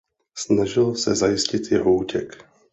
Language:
Czech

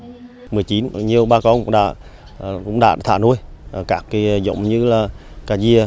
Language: Vietnamese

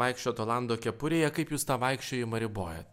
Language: Lithuanian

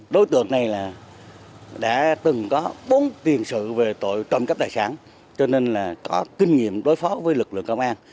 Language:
Vietnamese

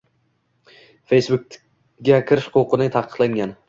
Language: Uzbek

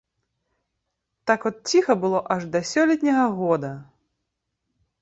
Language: Belarusian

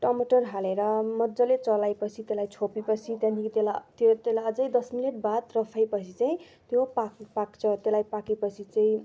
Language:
Nepali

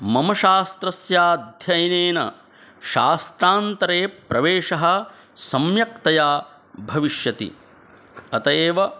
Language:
Sanskrit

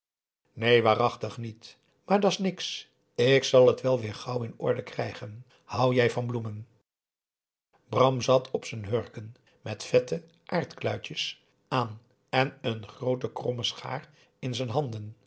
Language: Dutch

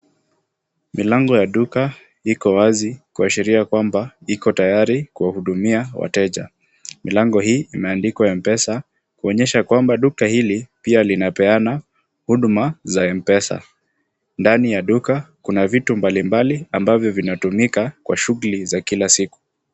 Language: Swahili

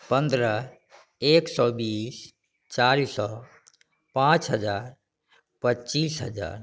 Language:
Maithili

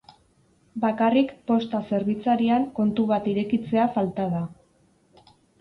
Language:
Basque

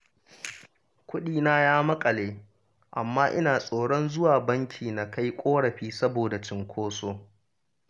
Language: Hausa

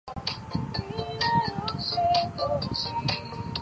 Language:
Chinese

